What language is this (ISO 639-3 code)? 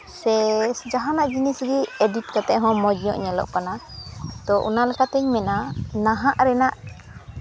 sat